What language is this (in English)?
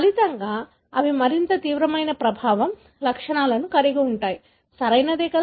Telugu